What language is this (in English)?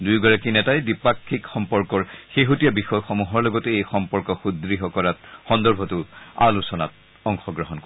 Assamese